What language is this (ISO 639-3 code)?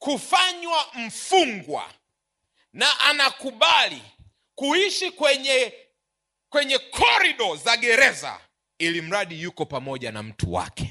swa